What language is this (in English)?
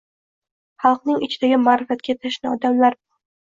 Uzbek